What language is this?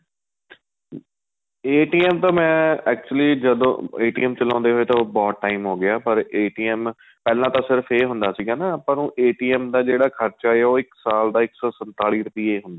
Punjabi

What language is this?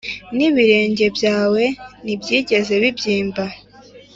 Kinyarwanda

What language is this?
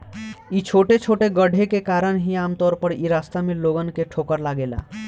Bhojpuri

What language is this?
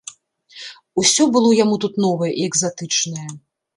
Belarusian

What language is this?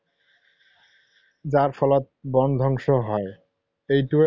Assamese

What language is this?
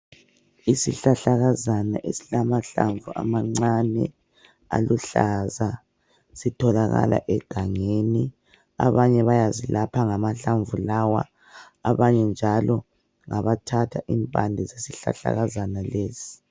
North Ndebele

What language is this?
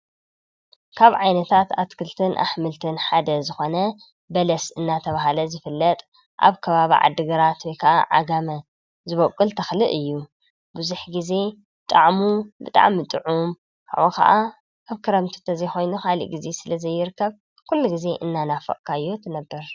Tigrinya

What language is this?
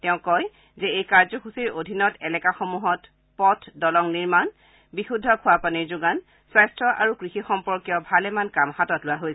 Assamese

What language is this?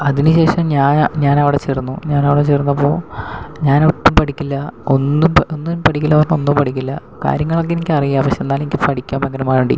Malayalam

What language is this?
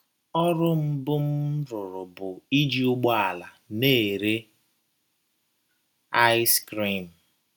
Igbo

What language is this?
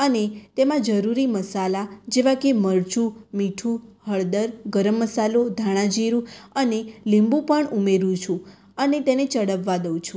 Gujarati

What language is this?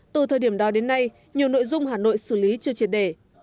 Vietnamese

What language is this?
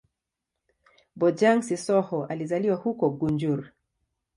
Swahili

